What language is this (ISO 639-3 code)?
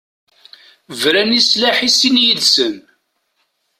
kab